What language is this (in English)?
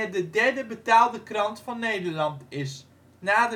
Dutch